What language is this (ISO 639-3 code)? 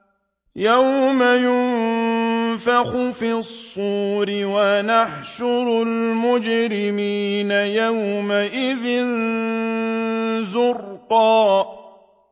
ara